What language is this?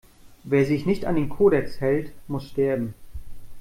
German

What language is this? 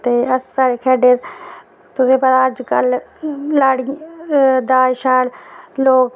Dogri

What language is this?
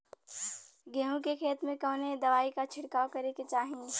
Bhojpuri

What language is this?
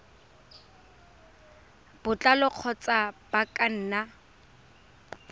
Tswana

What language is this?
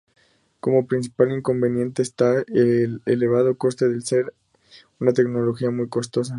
Spanish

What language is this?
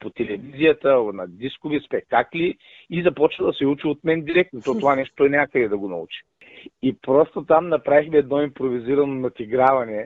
Bulgarian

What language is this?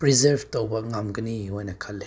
Manipuri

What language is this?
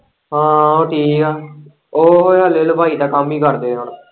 Punjabi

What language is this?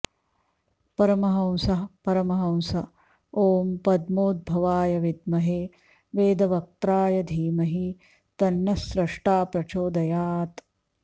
Sanskrit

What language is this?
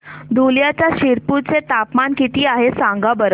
Marathi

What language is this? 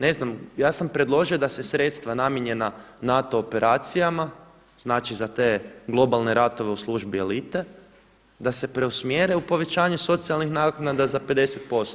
Croatian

